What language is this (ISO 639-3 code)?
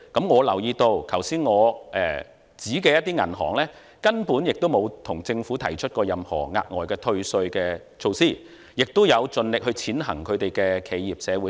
yue